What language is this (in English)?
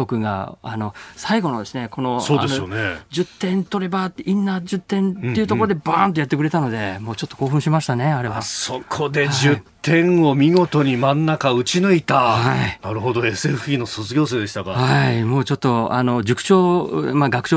Japanese